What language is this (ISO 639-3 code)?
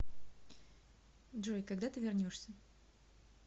rus